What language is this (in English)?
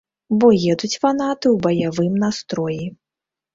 Belarusian